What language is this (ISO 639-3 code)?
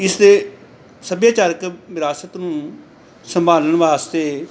pan